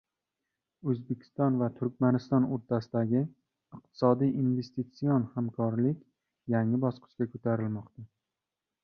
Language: Uzbek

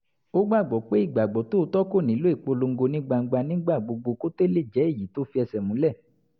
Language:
Yoruba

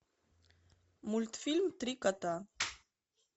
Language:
Russian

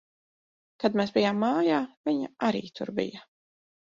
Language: Latvian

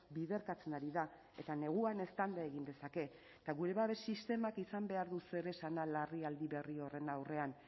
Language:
Basque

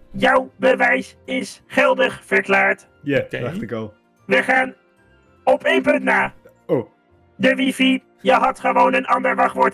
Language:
Dutch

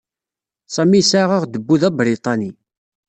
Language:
Kabyle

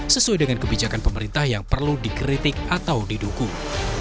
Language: Indonesian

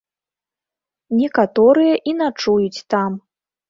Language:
Belarusian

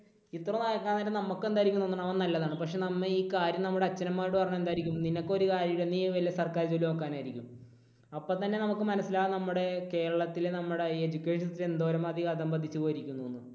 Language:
Malayalam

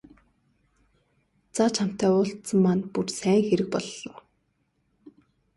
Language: Mongolian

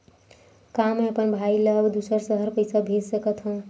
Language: Chhattisgarhi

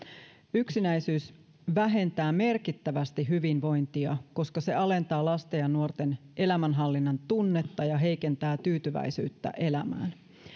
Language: Finnish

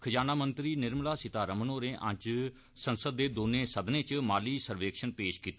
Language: Dogri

